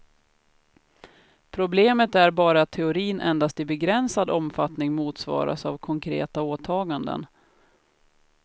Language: Swedish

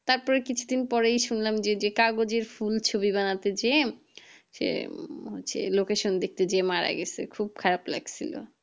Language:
Bangla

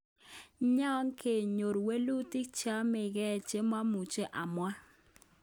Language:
Kalenjin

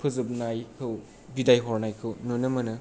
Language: Bodo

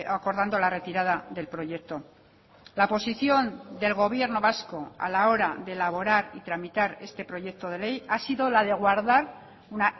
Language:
Spanish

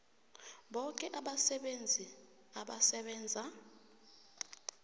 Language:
South Ndebele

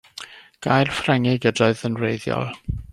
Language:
Welsh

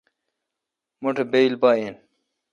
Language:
Kalkoti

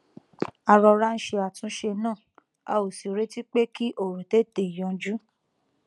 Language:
Yoruba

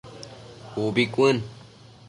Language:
Matsés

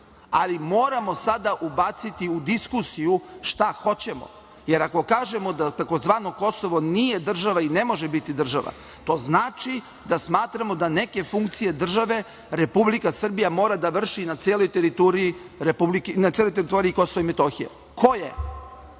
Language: Serbian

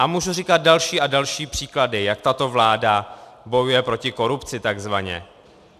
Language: Czech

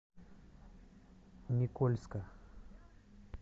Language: Russian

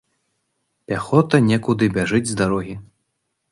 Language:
Belarusian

